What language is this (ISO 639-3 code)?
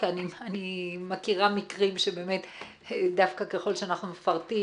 heb